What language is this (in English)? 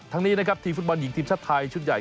Thai